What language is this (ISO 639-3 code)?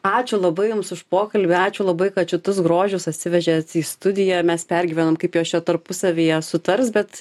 lit